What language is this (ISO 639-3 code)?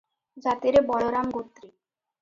ori